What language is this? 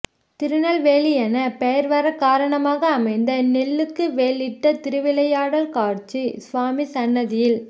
Tamil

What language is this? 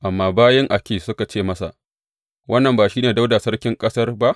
Hausa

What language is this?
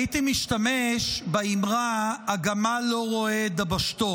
Hebrew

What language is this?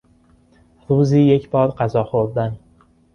Persian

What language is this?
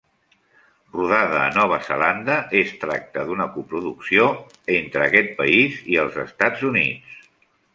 Catalan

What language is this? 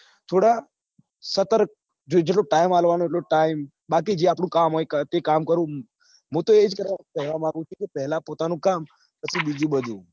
Gujarati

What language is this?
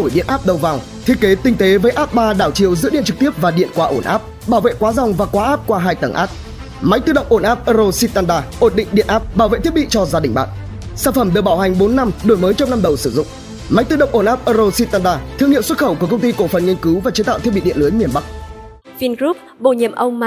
Vietnamese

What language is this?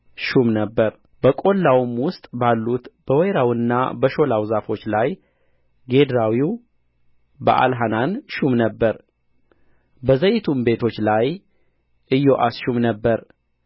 Amharic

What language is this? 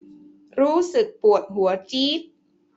Thai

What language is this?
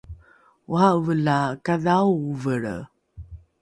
Rukai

